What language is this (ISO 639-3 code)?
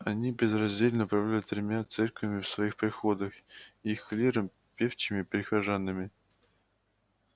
rus